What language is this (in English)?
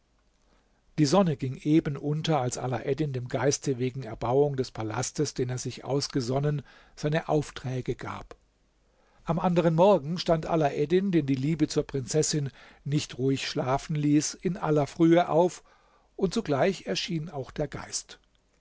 German